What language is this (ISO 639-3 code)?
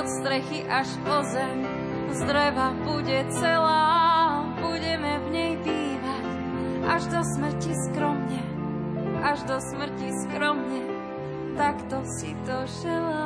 slk